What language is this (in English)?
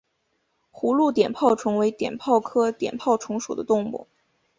Chinese